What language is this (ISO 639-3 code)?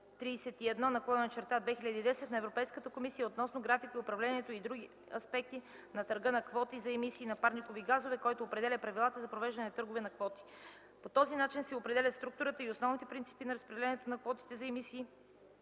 bul